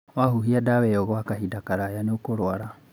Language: Kikuyu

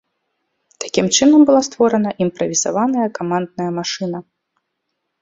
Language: Belarusian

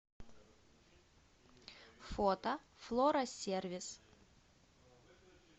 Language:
Russian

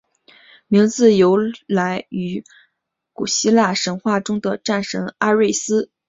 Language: Chinese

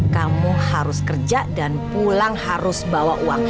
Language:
Indonesian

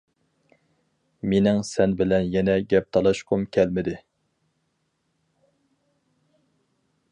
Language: Uyghur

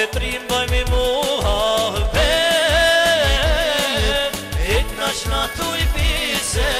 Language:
Bulgarian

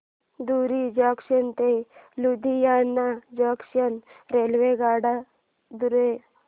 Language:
Marathi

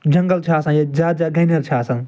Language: Kashmiri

